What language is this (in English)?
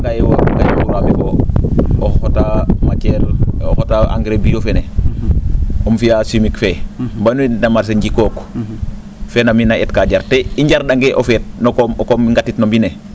Serer